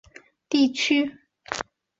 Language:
Chinese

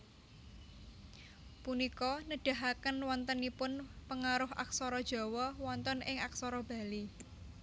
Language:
Javanese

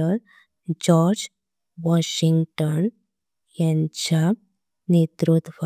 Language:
Konkani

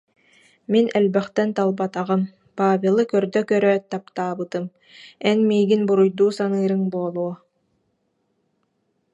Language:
Yakut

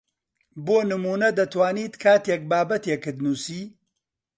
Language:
Central Kurdish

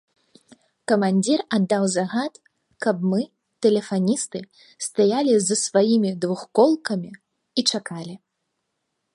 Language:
Belarusian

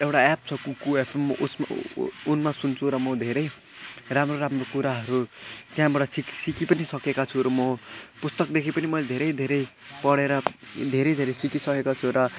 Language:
Nepali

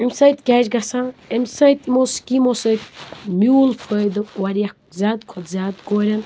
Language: Kashmiri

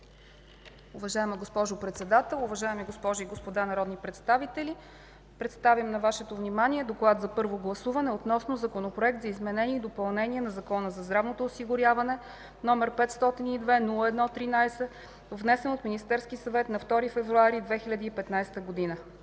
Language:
Bulgarian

